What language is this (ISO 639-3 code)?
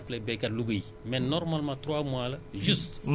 wol